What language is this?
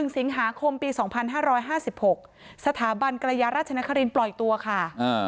Thai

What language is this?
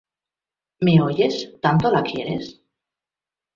Spanish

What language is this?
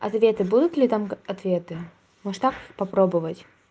Russian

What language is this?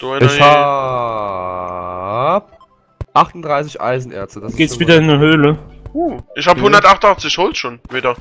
German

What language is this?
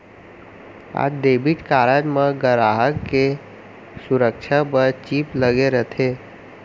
Chhattisgarhi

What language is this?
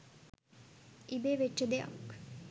Sinhala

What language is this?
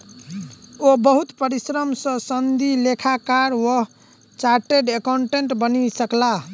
Maithili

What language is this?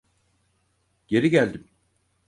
Turkish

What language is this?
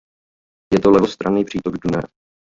Czech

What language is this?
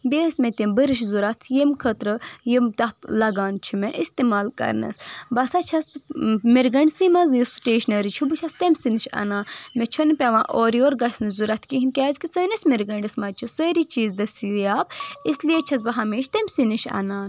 Kashmiri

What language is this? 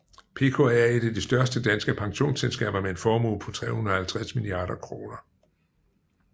Danish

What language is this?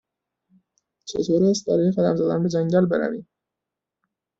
Persian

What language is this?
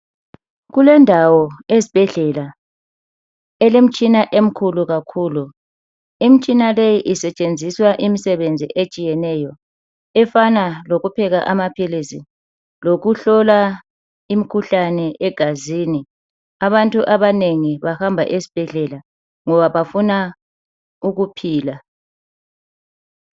North Ndebele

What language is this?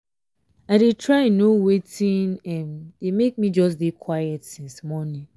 Nigerian Pidgin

